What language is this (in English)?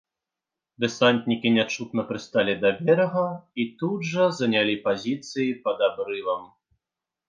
Belarusian